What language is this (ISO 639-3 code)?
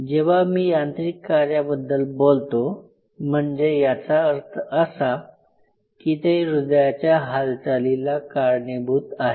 mar